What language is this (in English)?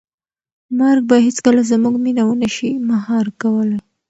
Pashto